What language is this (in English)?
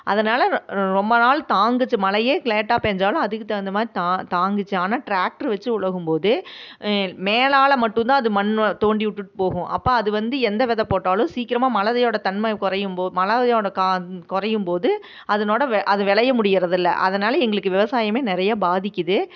Tamil